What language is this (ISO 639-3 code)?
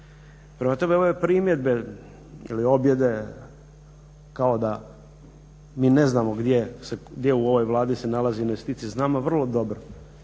hrv